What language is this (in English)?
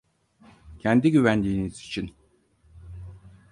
Turkish